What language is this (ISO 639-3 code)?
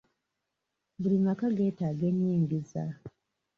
lug